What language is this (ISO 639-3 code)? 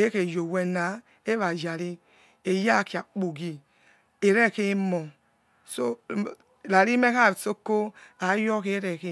ets